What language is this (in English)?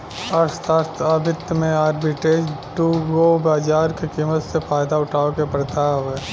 Bhojpuri